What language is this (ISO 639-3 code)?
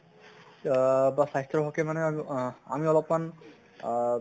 asm